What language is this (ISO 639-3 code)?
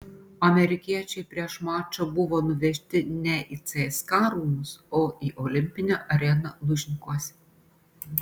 lit